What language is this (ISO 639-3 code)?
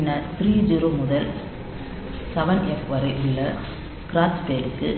tam